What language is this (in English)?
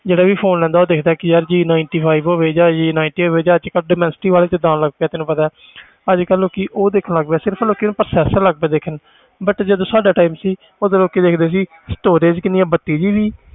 Punjabi